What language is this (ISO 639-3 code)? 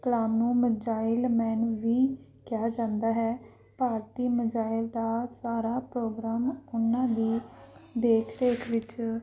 pan